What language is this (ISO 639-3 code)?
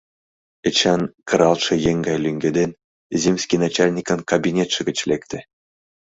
chm